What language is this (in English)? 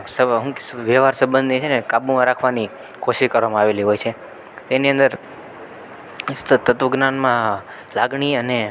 Gujarati